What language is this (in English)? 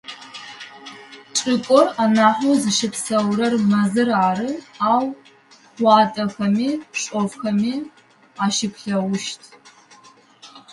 Adyghe